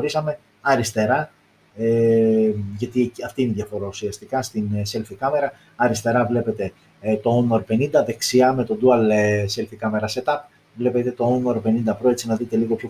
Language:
Greek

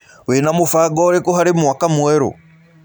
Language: Kikuyu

